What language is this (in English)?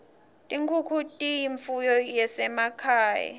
Swati